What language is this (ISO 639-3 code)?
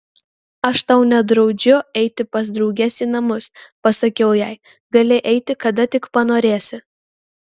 lit